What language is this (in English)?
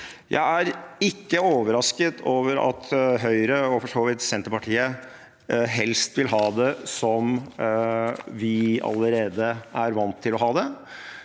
Norwegian